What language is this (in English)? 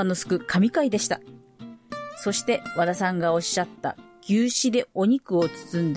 Japanese